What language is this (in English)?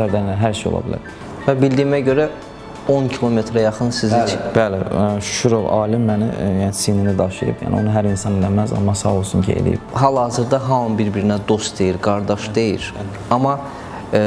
Turkish